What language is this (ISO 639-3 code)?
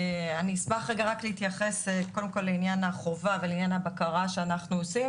heb